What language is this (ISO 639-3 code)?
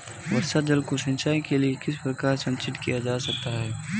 hin